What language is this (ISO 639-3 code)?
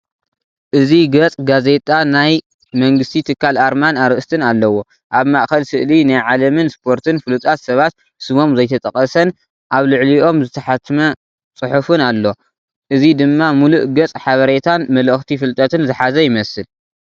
tir